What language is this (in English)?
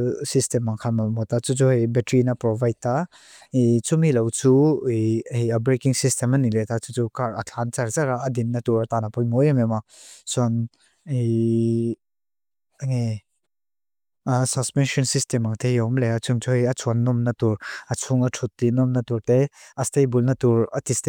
Mizo